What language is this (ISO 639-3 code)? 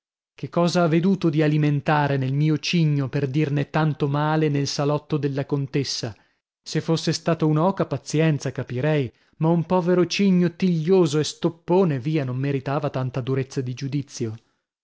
ita